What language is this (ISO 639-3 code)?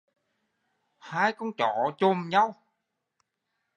vie